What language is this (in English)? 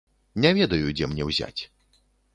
Belarusian